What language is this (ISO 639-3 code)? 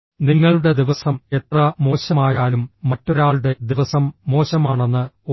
mal